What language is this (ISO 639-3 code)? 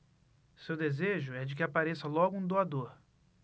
por